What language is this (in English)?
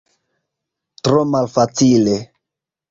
Esperanto